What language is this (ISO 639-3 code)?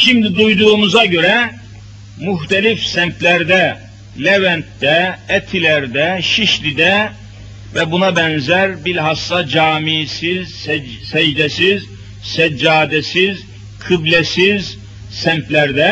tur